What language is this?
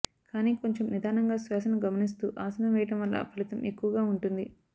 Telugu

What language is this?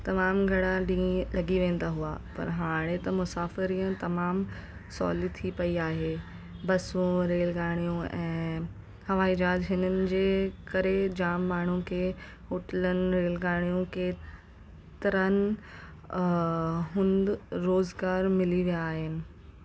Sindhi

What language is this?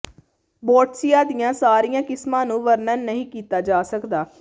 Punjabi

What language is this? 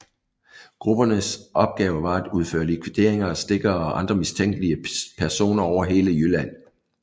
Danish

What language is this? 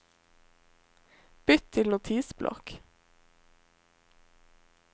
Norwegian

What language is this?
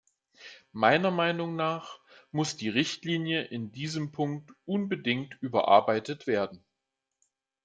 German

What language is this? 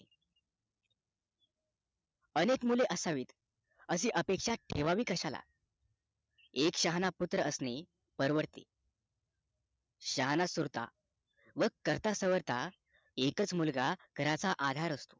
Marathi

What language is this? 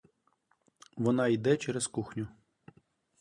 Ukrainian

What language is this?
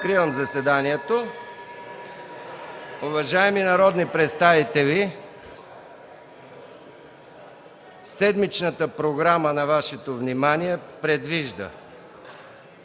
Bulgarian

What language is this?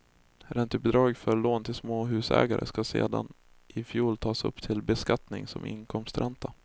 Swedish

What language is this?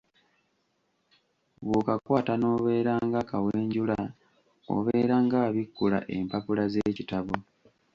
Ganda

